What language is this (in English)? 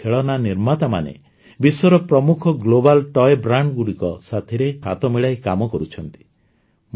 Odia